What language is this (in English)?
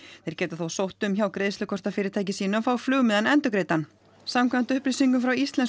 Icelandic